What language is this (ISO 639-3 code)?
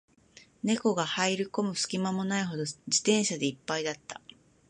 jpn